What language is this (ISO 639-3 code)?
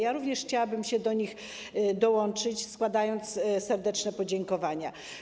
pol